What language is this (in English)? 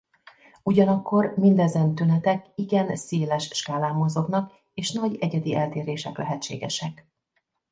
Hungarian